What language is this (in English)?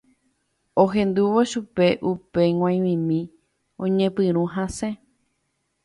Guarani